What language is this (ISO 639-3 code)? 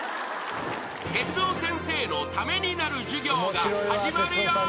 jpn